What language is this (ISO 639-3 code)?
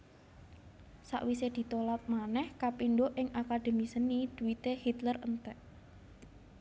jav